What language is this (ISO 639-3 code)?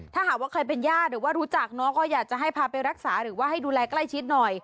tha